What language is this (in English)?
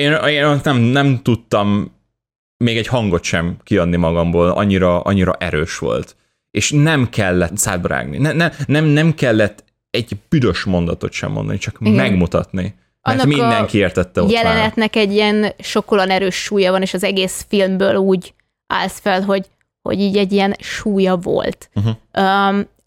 Hungarian